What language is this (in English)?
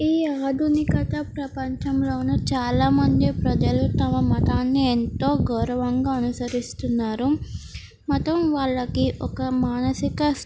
Telugu